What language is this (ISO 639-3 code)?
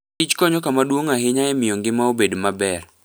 luo